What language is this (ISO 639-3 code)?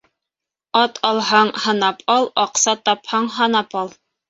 bak